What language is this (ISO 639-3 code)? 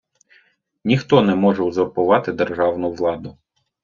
ukr